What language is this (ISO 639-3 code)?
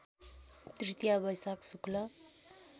nep